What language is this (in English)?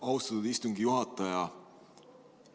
Estonian